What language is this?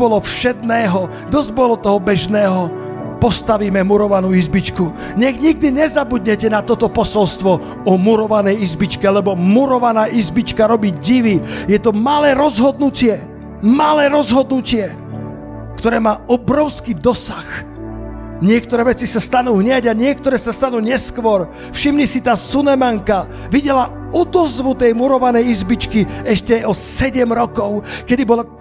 Slovak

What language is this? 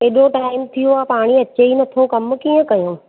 Sindhi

